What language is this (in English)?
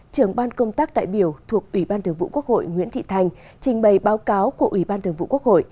Vietnamese